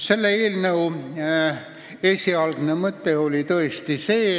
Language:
Estonian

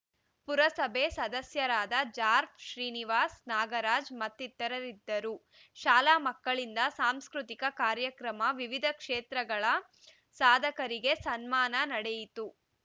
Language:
Kannada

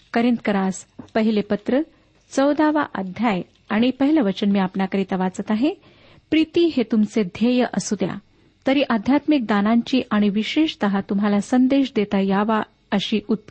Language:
Marathi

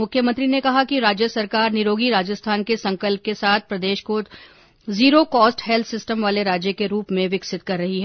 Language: Hindi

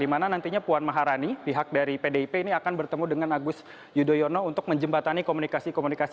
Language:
Indonesian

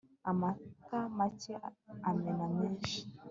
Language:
Kinyarwanda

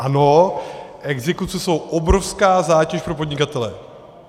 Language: Czech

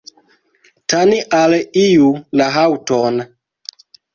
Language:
Esperanto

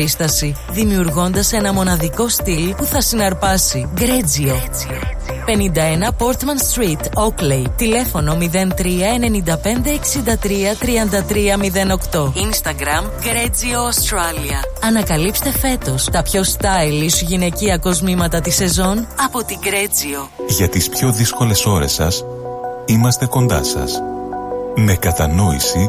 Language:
Greek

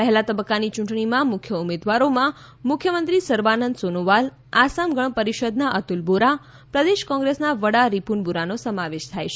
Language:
Gujarati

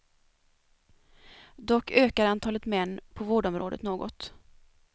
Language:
Swedish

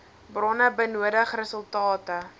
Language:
Afrikaans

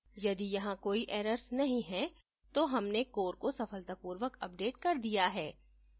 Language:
Hindi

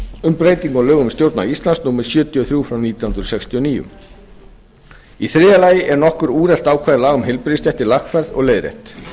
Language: Icelandic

